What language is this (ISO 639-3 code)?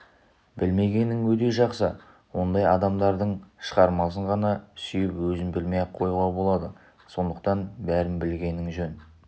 kaz